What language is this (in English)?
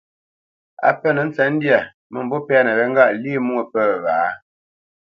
Bamenyam